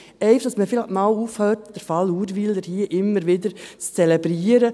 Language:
Swiss German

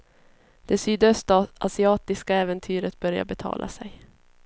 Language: Swedish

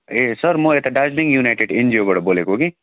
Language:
Nepali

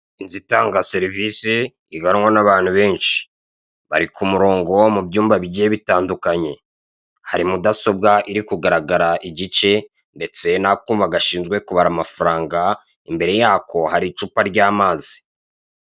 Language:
Kinyarwanda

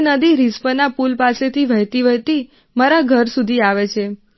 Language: Gujarati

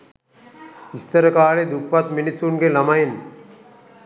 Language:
Sinhala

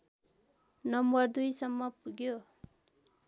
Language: Nepali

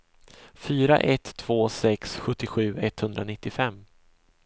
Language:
Swedish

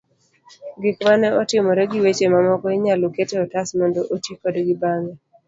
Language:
Luo (Kenya and Tanzania)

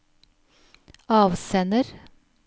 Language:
Norwegian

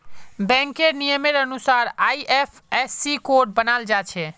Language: Magahi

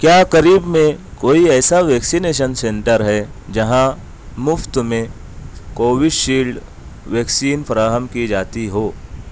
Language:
Urdu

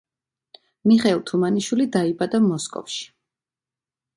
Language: Georgian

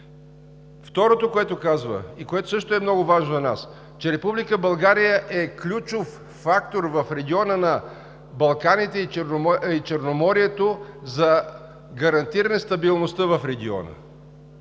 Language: Bulgarian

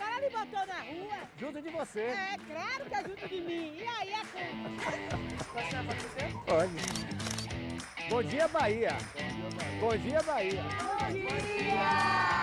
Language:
Portuguese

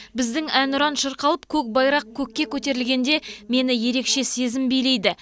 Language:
Kazakh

